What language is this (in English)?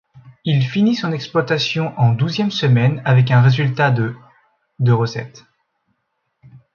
French